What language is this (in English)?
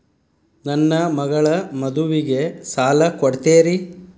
Kannada